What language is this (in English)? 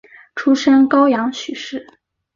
Chinese